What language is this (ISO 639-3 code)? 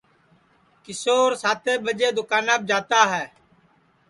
ssi